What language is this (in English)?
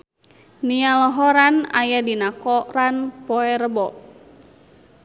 Sundanese